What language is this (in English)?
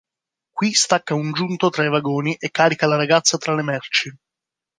Italian